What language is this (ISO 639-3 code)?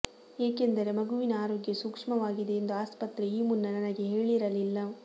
kan